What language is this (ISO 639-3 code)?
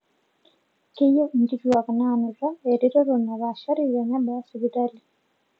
mas